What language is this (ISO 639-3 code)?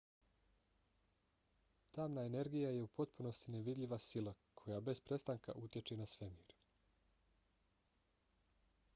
bos